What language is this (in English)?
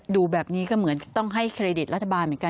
Thai